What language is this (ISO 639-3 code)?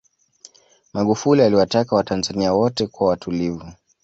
swa